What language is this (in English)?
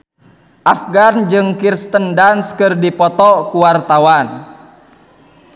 Sundanese